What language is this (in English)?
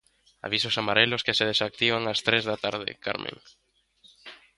Galician